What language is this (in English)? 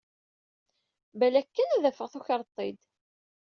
Kabyle